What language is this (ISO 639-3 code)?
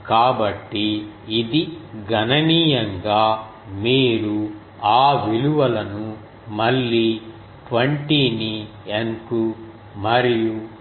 tel